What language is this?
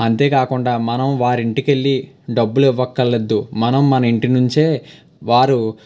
Telugu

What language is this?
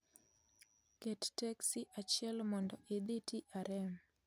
Luo (Kenya and Tanzania)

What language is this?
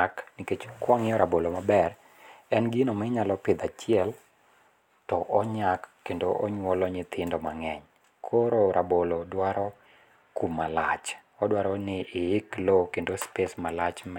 Luo (Kenya and Tanzania)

